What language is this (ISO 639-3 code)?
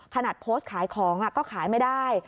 tha